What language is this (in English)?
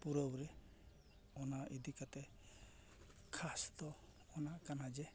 Santali